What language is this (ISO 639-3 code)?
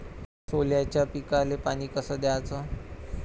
mar